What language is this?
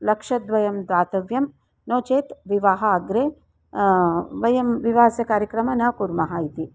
Sanskrit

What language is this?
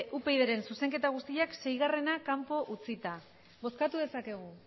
Basque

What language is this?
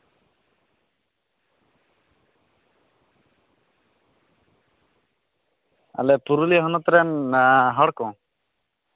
Santali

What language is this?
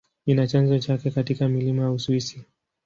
Swahili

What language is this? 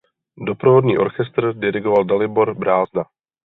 Czech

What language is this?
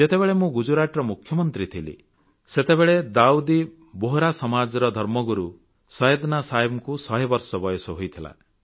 Odia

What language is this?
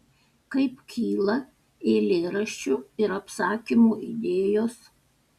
Lithuanian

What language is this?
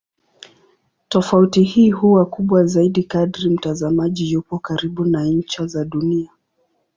Swahili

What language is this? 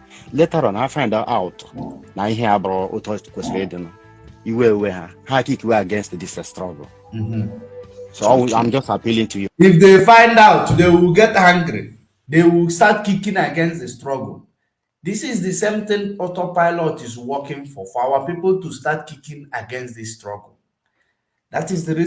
English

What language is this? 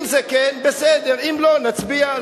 Hebrew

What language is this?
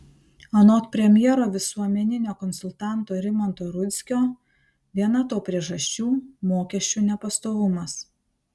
Lithuanian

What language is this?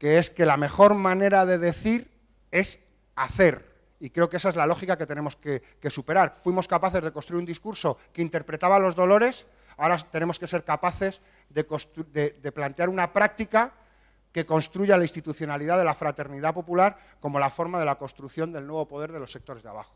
Spanish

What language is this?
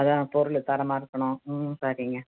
Tamil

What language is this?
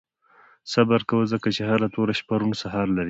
Pashto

